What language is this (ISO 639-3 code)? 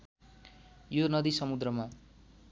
nep